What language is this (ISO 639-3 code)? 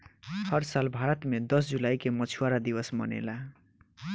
bho